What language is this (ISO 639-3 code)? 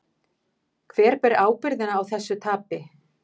isl